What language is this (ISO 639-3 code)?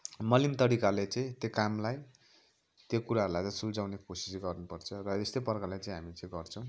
nep